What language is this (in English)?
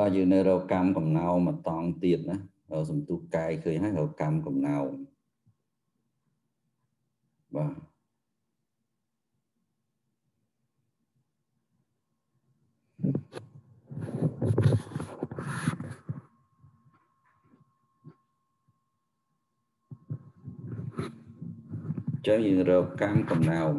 Vietnamese